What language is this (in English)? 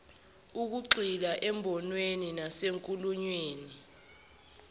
Zulu